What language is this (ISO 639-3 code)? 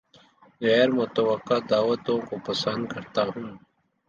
urd